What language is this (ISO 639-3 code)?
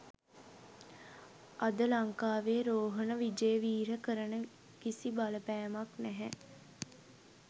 sin